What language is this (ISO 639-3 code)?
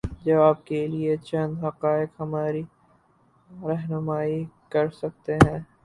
urd